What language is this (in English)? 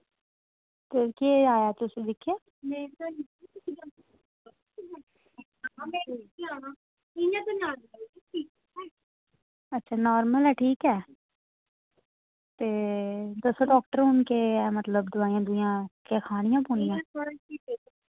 Dogri